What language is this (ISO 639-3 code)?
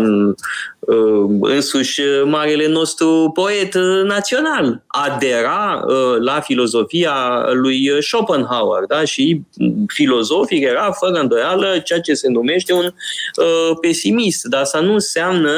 ron